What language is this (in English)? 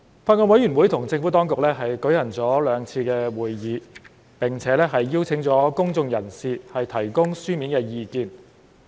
Cantonese